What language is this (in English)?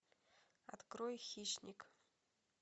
Russian